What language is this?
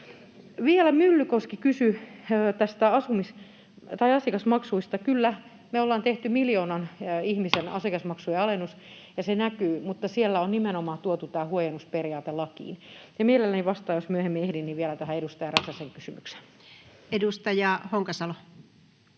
Finnish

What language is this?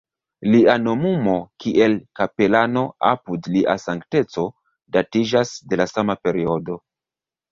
Esperanto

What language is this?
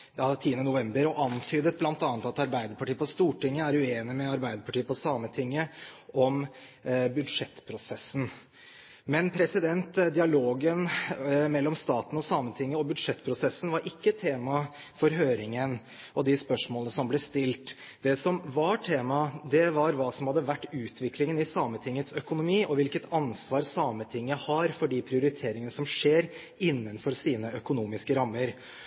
Norwegian Bokmål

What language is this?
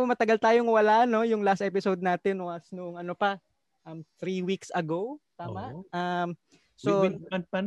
Filipino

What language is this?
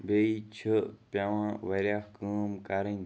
Kashmiri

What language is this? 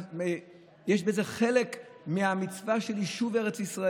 Hebrew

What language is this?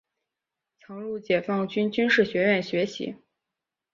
Chinese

